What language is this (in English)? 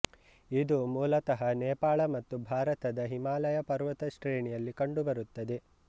Kannada